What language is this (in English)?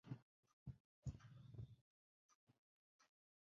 Western Frisian